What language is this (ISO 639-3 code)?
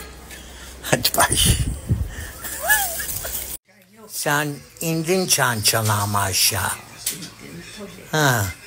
tur